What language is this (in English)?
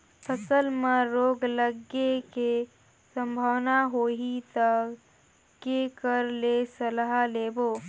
Chhattisgarhi